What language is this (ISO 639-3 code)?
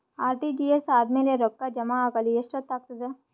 kan